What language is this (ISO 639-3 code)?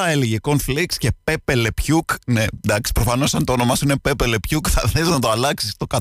ell